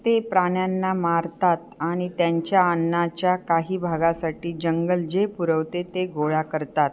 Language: Marathi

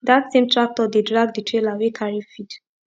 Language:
Nigerian Pidgin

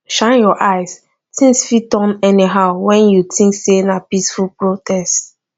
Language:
Nigerian Pidgin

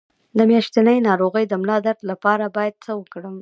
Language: Pashto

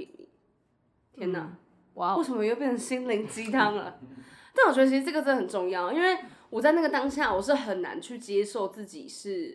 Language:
Chinese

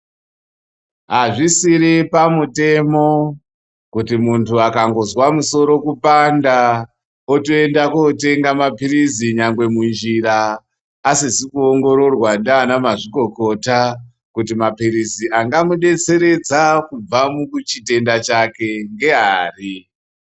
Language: Ndau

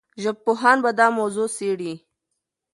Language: Pashto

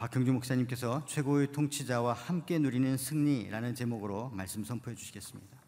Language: Korean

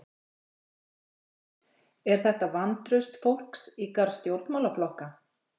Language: Icelandic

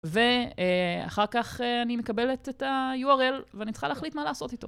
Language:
Hebrew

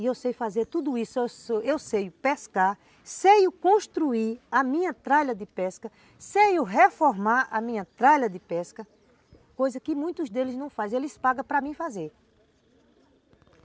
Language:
Portuguese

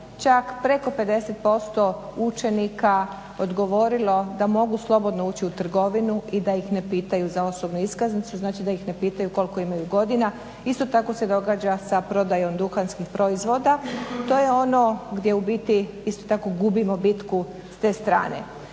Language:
Croatian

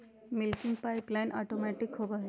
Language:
Magahi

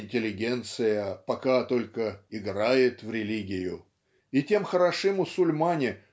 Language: Russian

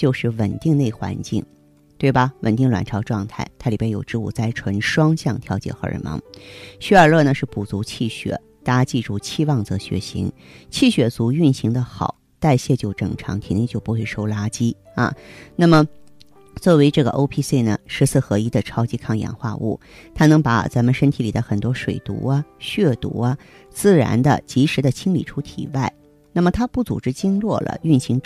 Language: Chinese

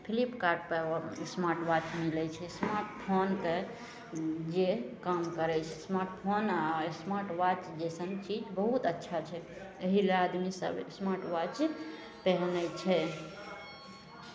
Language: Maithili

